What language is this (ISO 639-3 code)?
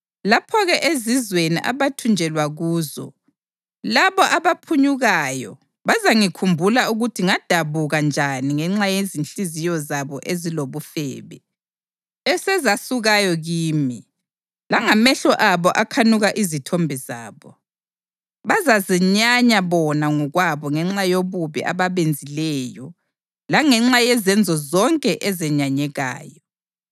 nde